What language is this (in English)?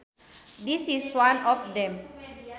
Sundanese